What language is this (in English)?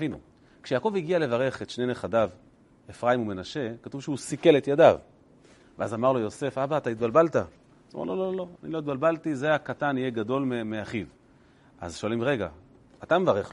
Hebrew